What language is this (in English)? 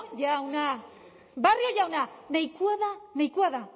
Basque